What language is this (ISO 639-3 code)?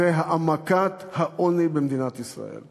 heb